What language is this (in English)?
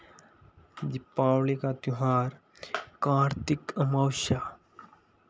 Hindi